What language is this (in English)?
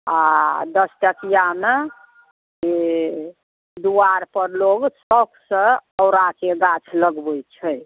Maithili